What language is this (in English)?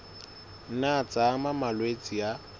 Southern Sotho